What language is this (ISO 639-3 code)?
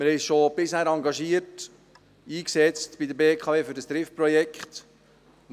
gsw